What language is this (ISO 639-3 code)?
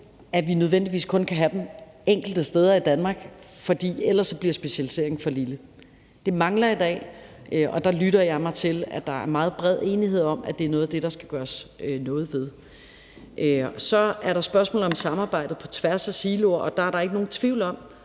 dan